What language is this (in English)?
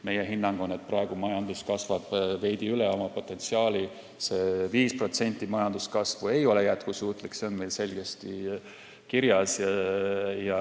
Estonian